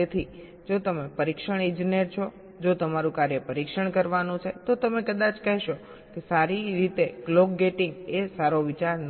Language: Gujarati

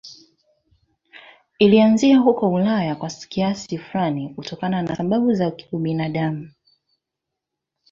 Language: Swahili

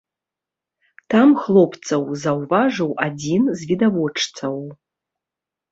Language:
Belarusian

